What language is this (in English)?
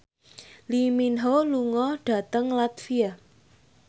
Javanese